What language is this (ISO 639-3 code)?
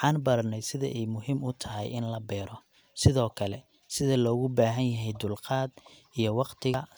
som